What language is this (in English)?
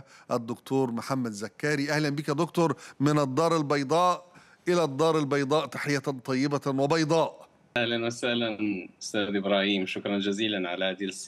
Arabic